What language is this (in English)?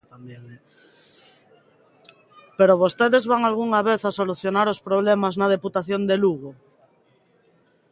Galician